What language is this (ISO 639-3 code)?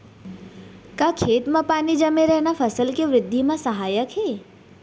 hne